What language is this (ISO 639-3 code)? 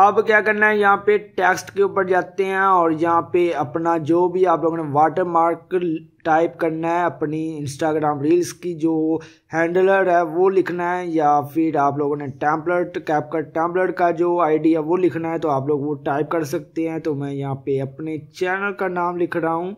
hin